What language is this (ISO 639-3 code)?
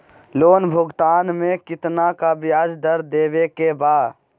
mag